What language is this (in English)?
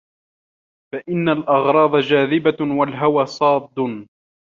Arabic